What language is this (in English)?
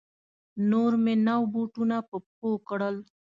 Pashto